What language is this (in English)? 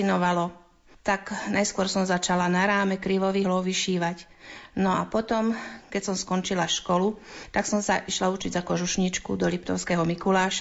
Slovak